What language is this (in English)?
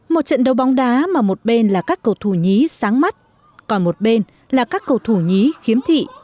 Vietnamese